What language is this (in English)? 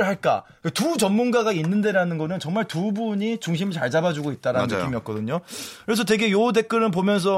Korean